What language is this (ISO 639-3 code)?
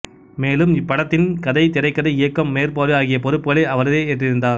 tam